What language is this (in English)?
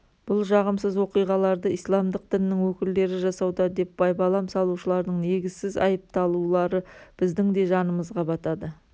Kazakh